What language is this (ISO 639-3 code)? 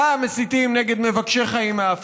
heb